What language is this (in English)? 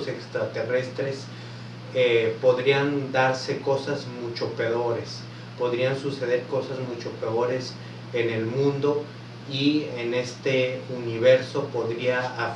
Spanish